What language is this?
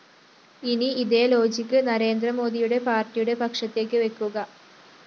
Malayalam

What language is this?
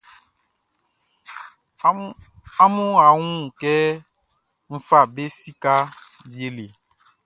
Baoulé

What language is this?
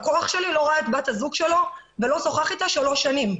Hebrew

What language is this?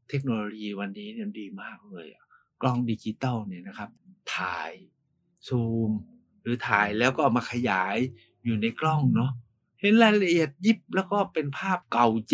Thai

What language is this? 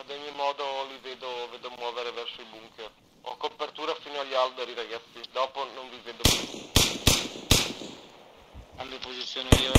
Italian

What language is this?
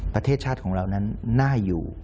Thai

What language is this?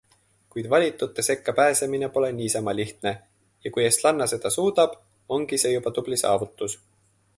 Estonian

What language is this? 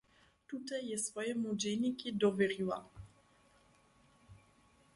Upper Sorbian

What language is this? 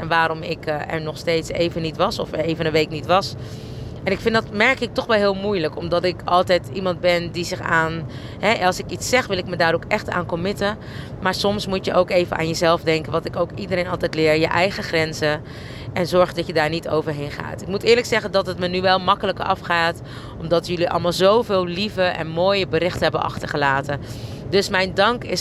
Dutch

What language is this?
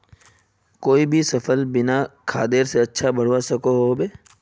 Magahi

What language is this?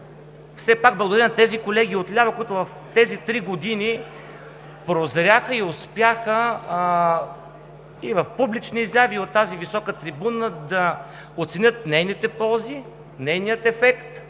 Bulgarian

